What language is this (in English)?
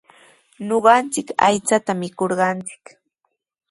Sihuas Ancash Quechua